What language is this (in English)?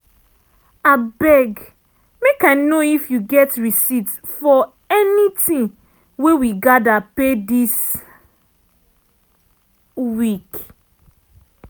Nigerian Pidgin